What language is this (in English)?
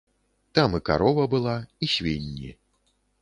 Belarusian